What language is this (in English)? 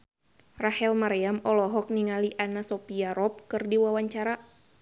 Sundanese